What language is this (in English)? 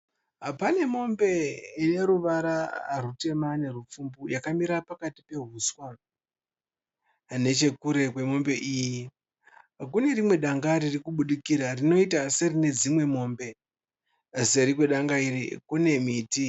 Shona